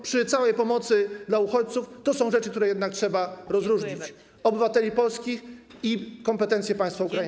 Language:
Polish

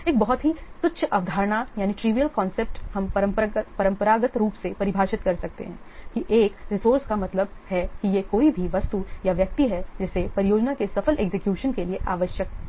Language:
Hindi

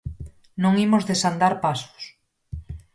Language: Galician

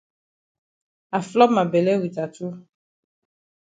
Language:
Cameroon Pidgin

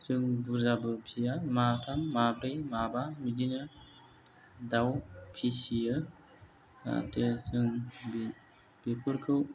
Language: Bodo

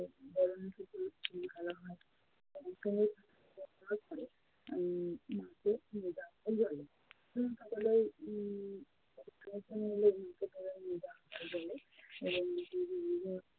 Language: Bangla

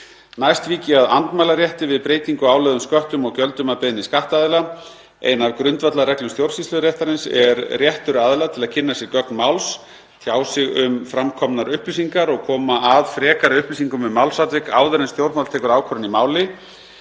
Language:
Icelandic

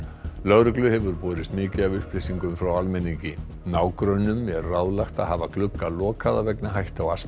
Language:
Icelandic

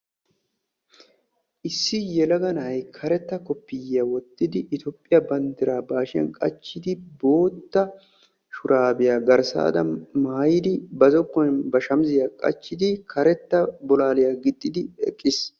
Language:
Wolaytta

